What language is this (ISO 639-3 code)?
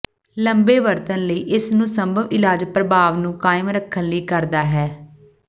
pan